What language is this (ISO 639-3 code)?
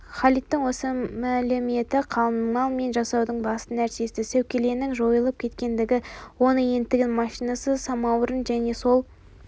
kaz